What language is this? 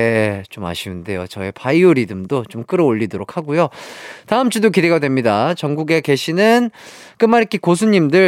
Korean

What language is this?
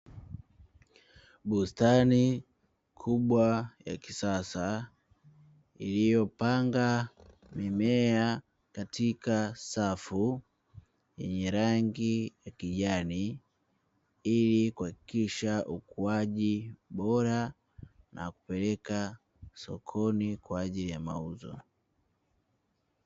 Swahili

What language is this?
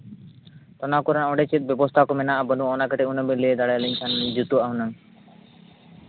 Santali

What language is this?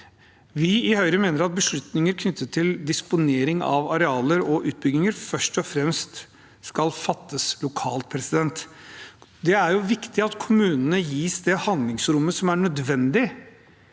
Norwegian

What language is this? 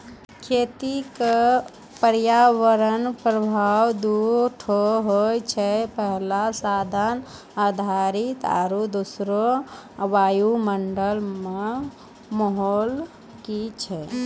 Maithili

